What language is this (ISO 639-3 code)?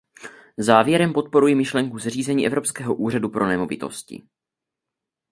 ces